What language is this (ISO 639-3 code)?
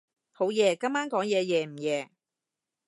yue